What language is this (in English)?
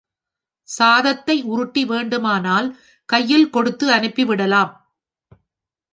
Tamil